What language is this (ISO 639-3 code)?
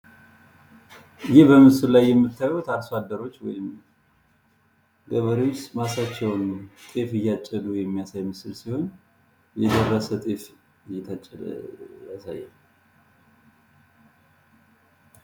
amh